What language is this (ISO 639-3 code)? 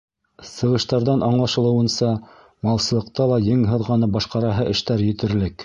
bak